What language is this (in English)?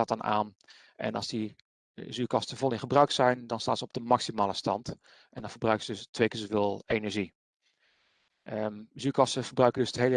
Dutch